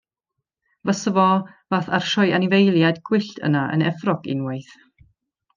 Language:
Welsh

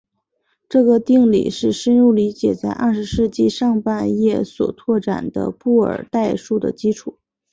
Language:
Chinese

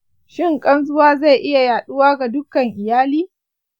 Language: Hausa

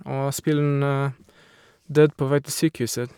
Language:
Norwegian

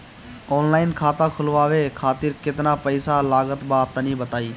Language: Bhojpuri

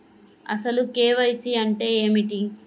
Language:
Telugu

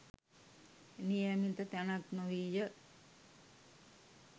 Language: Sinhala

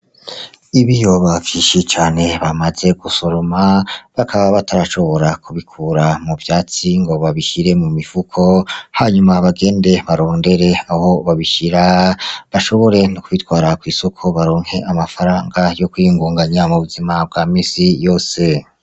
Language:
Rundi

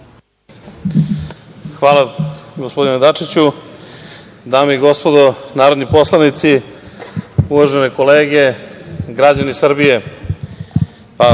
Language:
Serbian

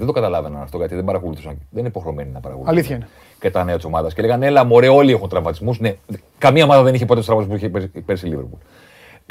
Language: Greek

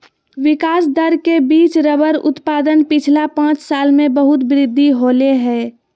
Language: Magahi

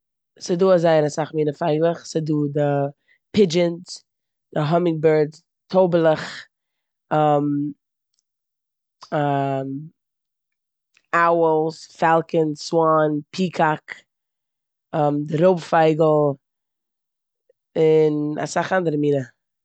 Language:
Yiddish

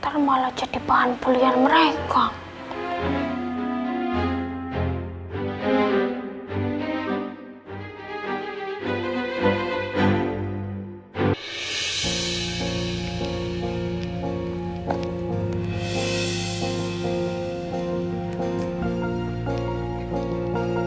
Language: Indonesian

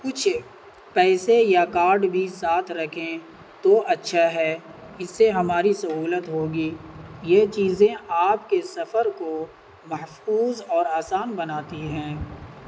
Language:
Urdu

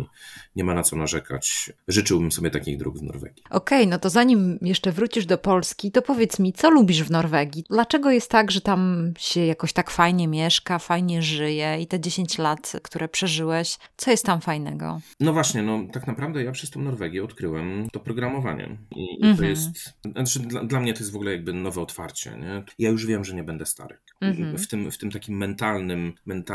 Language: Polish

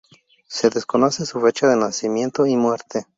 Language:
Spanish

